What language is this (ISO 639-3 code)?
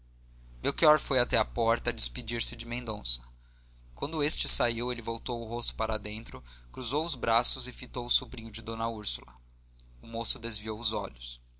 por